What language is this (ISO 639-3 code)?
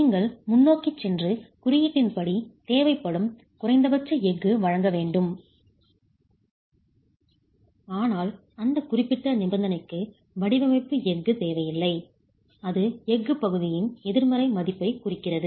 tam